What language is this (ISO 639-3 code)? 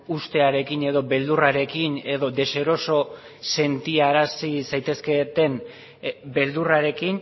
eus